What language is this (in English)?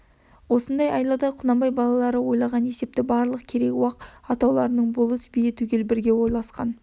Kazakh